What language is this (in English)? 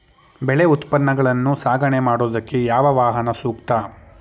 Kannada